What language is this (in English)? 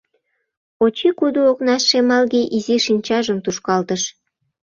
Mari